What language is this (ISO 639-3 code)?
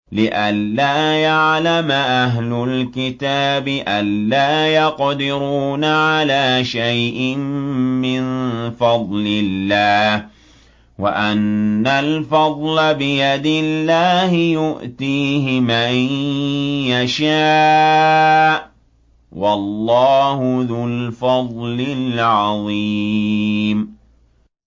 ara